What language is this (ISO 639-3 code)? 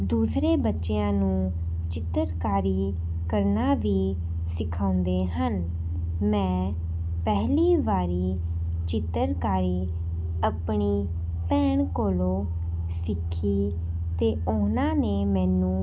pan